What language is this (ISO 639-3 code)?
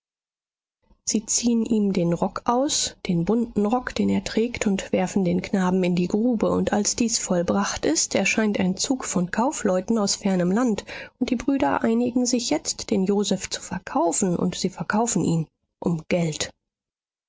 deu